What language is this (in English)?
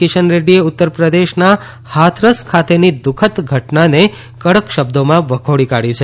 Gujarati